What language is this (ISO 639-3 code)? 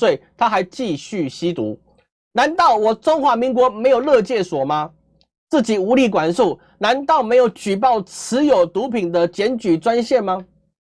zho